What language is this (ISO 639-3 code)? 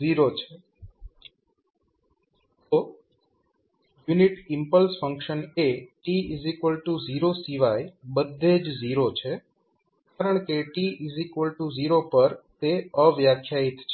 guj